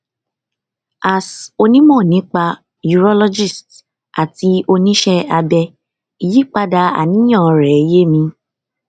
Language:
Yoruba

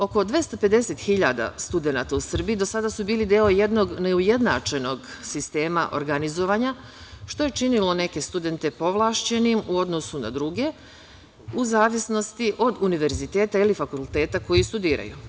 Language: Serbian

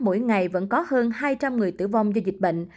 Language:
Vietnamese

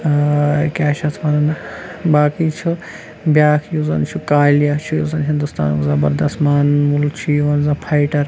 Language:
Kashmiri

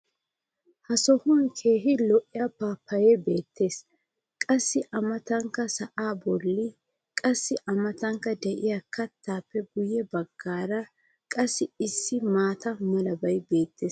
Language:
Wolaytta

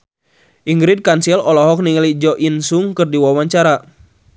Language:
Sundanese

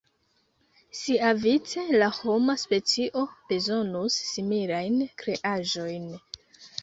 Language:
Esperanto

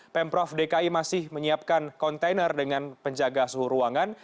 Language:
Indonesian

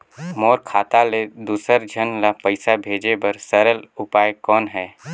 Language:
Chhattisgarhi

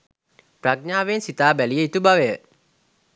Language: Sinhala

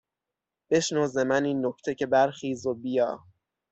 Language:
Persian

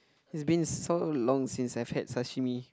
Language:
English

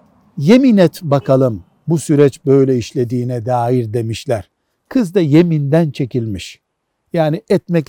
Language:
Turkish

